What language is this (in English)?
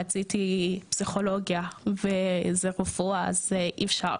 Hebrew